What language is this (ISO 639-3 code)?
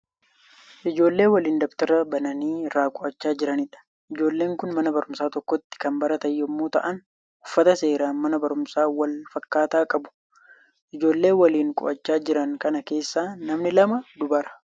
orm